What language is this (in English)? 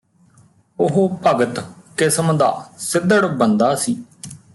Punjabi